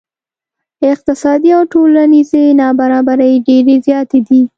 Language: Pashto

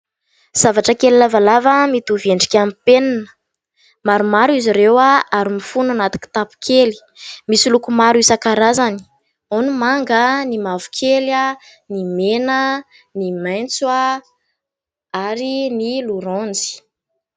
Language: Malagasy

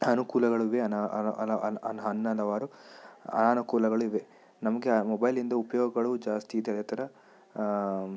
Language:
Kannada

